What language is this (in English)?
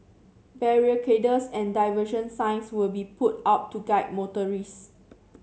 English